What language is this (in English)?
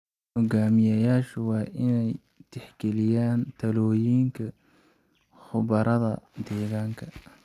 Somali